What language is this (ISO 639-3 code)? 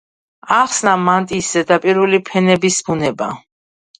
kat